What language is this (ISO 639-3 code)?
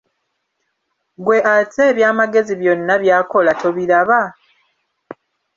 lug